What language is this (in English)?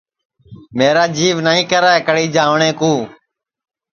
Sansi